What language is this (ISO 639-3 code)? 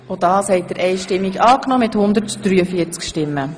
gsw